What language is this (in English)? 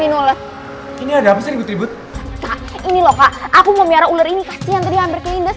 Indonesian